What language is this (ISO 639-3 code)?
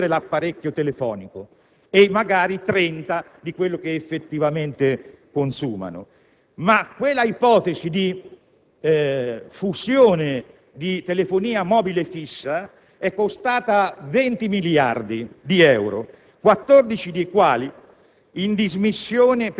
ita